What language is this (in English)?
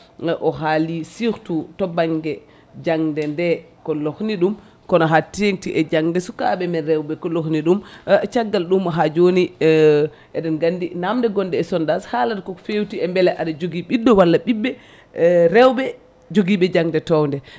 Fula